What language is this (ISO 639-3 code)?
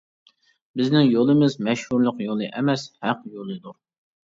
uig